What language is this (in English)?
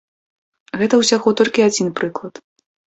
Belarusian